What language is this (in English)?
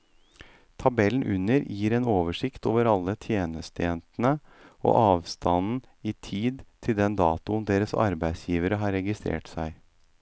Norwegian